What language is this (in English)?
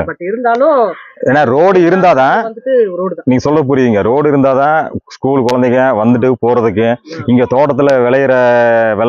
Tamil